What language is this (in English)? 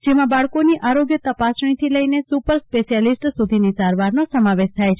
Gujarati